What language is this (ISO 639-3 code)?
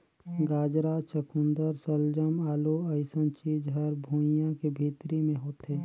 hne